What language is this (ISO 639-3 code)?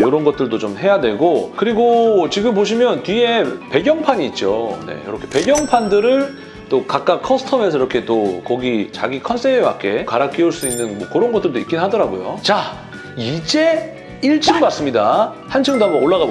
kor